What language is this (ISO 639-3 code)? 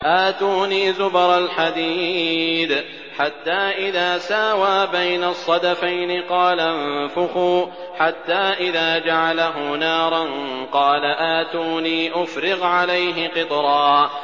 ara